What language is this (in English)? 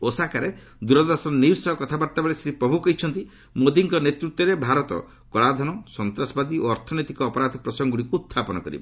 Odia